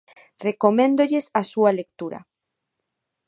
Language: Galician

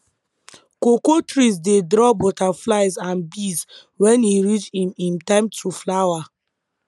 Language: Nigerian Pidgin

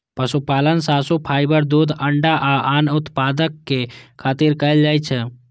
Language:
Maithili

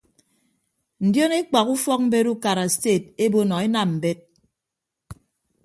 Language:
Ibibio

